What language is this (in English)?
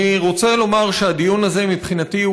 Hebrew